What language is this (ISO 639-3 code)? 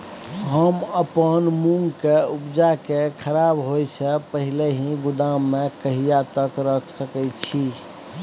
mai